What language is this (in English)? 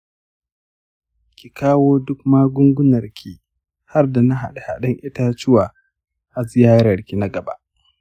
Hausa